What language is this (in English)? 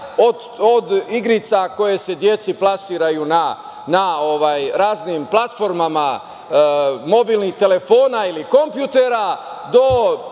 Serbian